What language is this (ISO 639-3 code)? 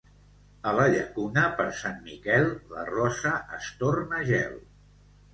cat